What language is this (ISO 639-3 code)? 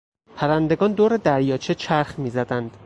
fas